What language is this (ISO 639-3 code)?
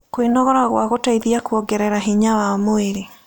kik